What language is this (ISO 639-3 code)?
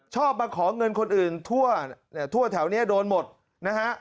tha